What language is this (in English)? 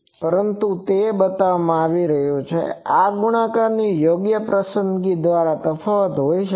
Gujarati